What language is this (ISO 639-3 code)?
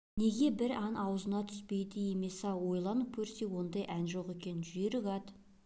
kaz